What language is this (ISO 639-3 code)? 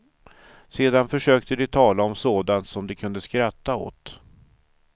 swe